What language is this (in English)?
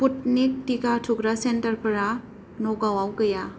Bodo